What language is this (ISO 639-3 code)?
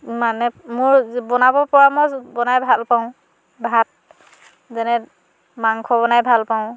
asm